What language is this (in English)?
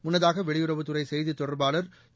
Tamil